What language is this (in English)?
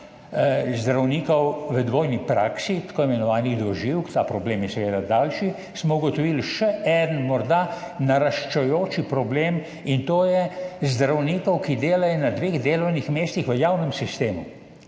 Slovenian